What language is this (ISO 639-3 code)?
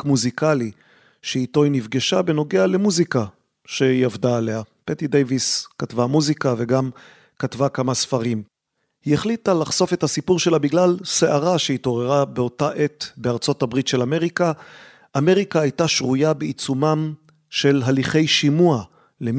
heb